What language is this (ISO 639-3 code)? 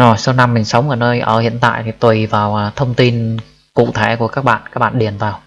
vie